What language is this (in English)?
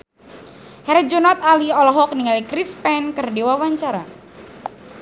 Sundanese